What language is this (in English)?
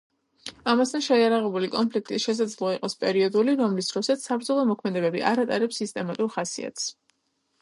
Georgian